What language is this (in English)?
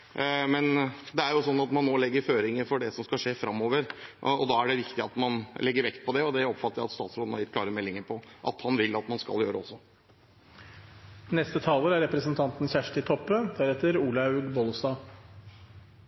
Norwegian